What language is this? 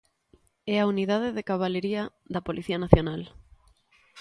Galician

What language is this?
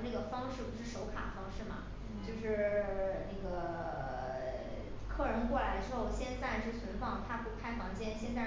Chinese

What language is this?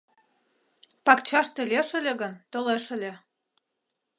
Mari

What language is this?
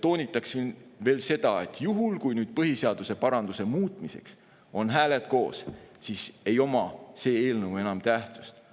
Estonian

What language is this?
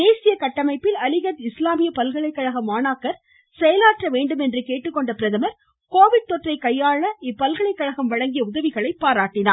Tamil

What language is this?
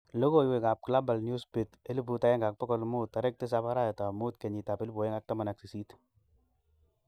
Kalenjin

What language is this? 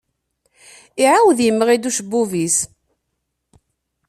Kabyle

